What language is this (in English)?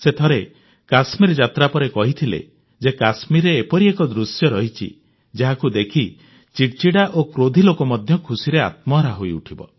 Odia